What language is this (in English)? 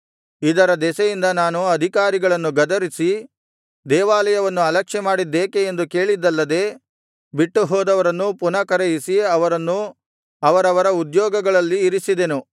Kannada